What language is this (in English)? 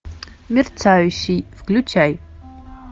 Russian